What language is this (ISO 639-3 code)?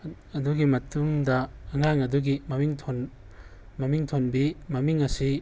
mni